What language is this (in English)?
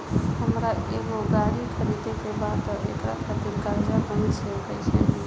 Bhojpuri